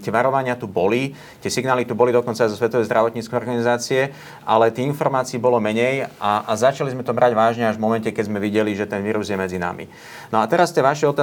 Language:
Slovak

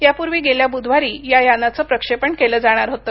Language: Marathi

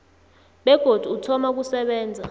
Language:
South Ndebele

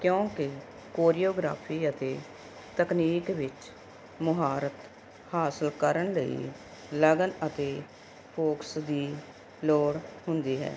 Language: Punjabi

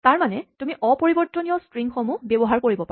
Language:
Assamese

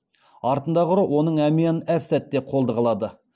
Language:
Kazakh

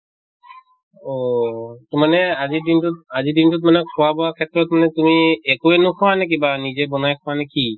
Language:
Assamese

